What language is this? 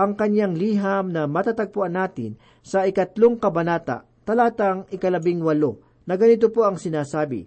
Filipino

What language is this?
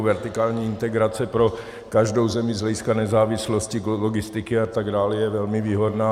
Czech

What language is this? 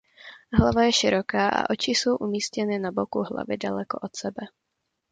Czech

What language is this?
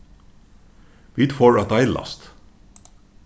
Faroese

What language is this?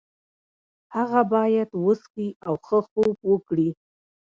Pashto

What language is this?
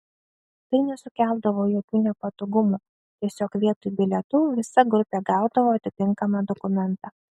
Lithuanian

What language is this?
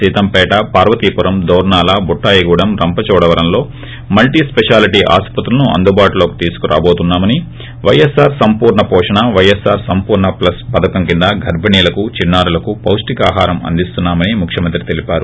Telugu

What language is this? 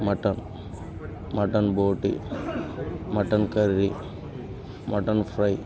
Telugu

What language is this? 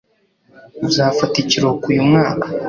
Kinyarwanda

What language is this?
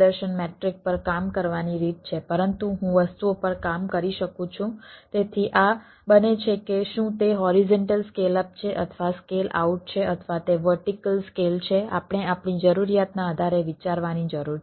Gujarati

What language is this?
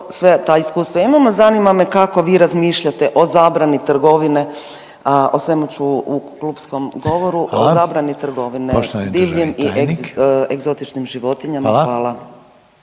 Croatian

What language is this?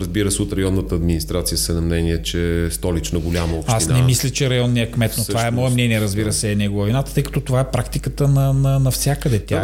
Bulgarian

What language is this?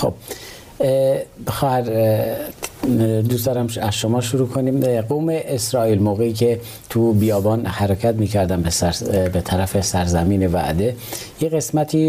Persian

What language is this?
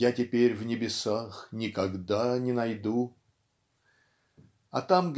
Russian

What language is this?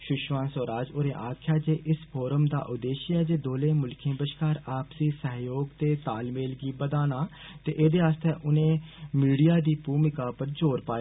Dogri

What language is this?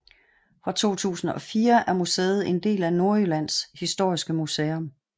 Danish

